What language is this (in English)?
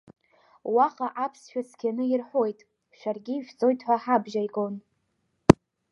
Abkhazian